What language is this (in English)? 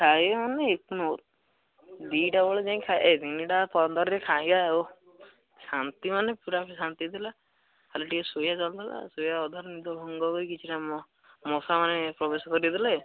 Odia